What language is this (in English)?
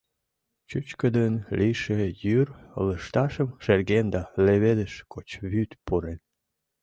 Mari